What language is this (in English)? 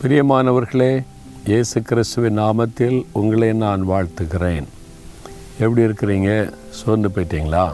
Tamil